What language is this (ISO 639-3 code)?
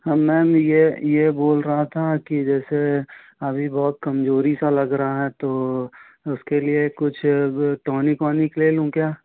hin